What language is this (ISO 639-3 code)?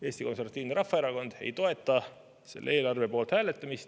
est